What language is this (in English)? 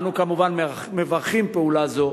Hebrew